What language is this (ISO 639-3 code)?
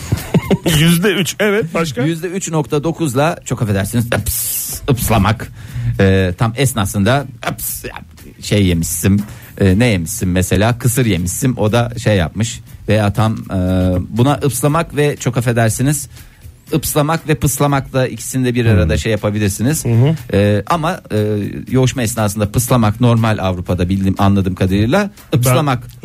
tur